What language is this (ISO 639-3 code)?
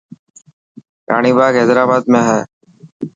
mki